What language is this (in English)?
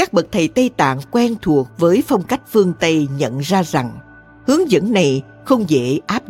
Vietnamese